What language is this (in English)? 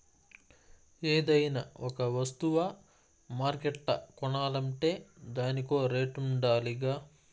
Telugu